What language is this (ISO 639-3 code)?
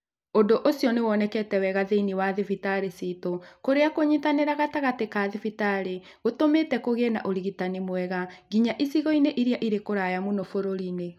kik